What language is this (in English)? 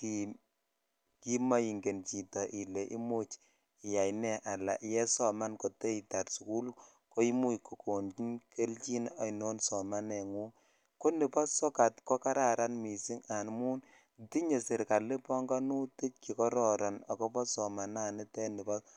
Kalenjin